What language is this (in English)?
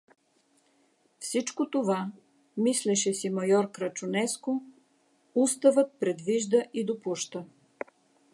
Bulgarian